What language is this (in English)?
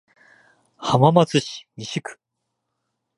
Japanese